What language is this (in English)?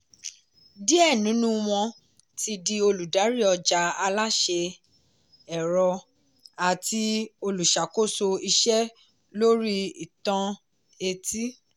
Yoruba